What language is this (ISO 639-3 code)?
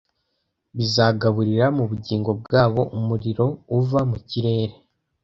kin